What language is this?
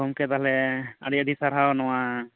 Santali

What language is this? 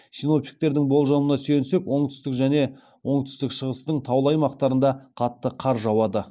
Kazakh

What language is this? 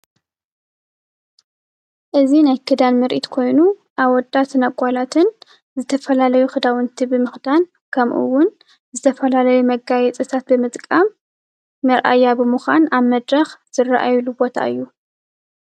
Tigrinya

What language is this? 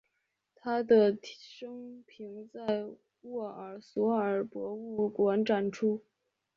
Chinese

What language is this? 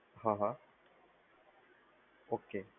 Gujarati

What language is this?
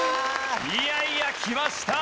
Japanese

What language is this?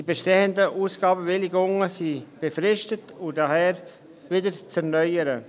Swiss German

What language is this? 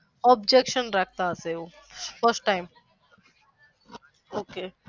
Gujarati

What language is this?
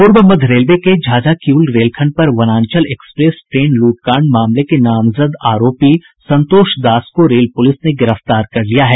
Hindi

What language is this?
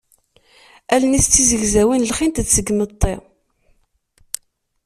Kabyle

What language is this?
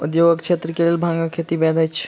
Maithili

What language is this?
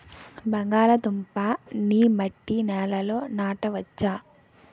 Telugu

